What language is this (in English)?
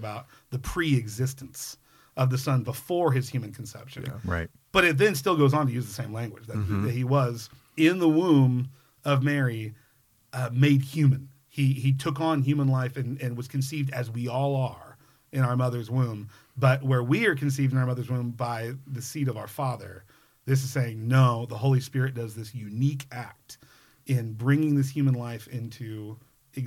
English